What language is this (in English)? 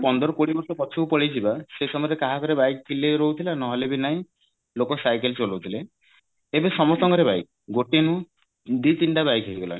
Odia